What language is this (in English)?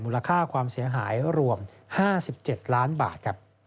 Thai